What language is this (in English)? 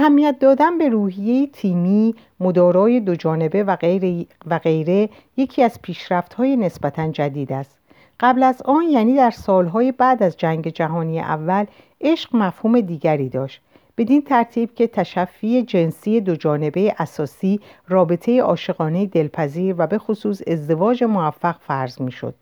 Persian